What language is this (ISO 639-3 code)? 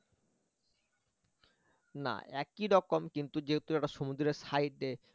ben